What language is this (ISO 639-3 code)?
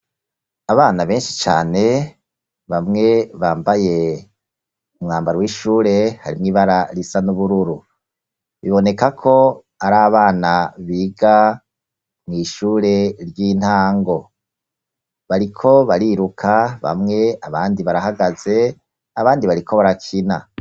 run